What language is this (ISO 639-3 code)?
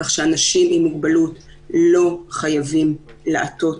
heb